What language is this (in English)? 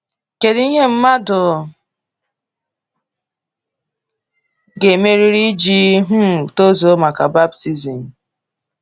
Igbo